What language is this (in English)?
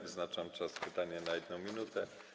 Polish